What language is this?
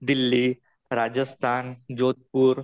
Marathi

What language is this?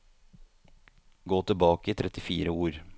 Norwegian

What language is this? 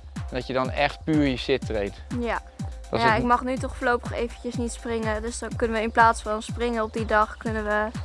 Dutch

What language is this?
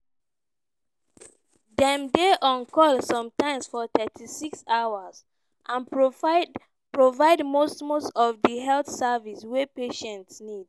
Nigerian Pidgin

